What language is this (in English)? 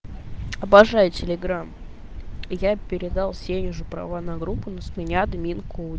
Russian